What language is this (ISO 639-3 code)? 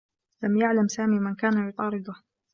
ara